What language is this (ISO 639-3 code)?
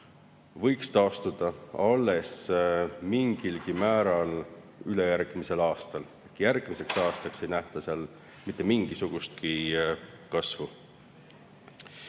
est